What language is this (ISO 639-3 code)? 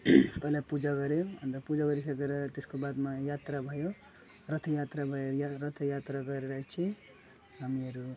nep